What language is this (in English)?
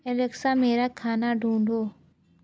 Hindi